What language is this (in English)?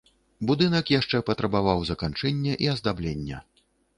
Belarusian